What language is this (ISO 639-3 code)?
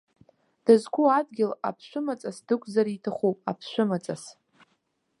abk